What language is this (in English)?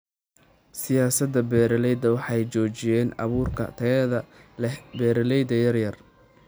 Somali